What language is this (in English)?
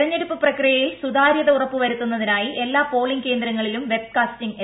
Malayalam